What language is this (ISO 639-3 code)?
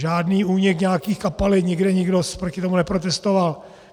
ces